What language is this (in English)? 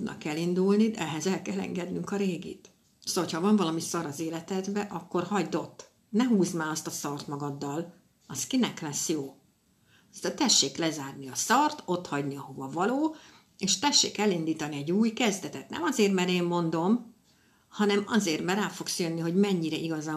Hungarian